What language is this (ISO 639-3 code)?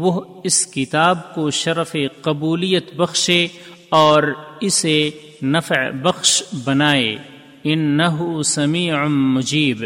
urd